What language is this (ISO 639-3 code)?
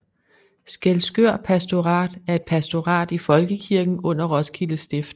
dan